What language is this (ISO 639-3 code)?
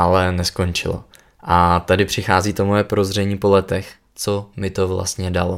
ces